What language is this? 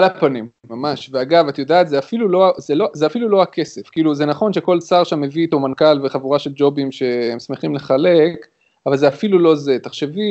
Hebrew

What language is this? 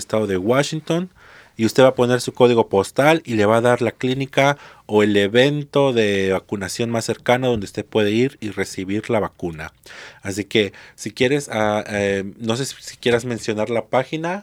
Spanish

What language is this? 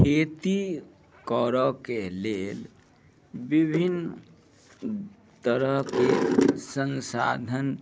Maithili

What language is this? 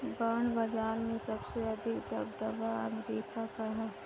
Hindi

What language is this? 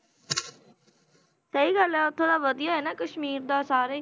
Punjabi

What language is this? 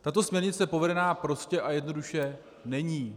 Czech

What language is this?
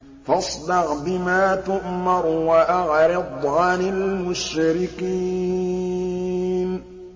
Arabic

